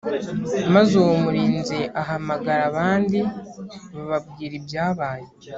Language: Kinyarwanda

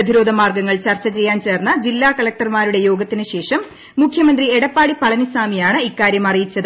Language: Malayalam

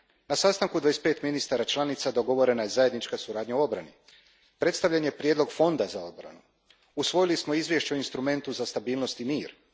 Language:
Croatian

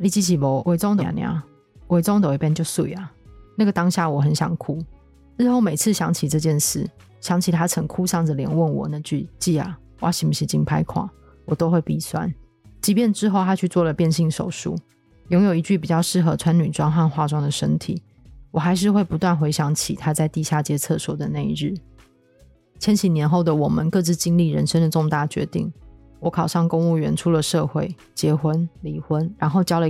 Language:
Chinese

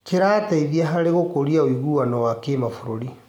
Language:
Kikuyu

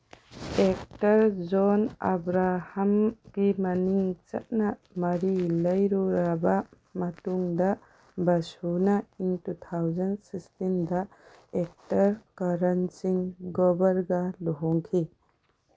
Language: Manipuri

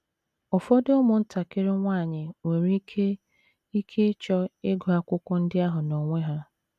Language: Igbo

